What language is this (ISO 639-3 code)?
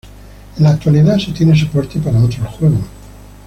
spa